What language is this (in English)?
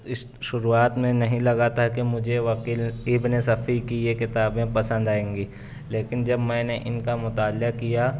Urdu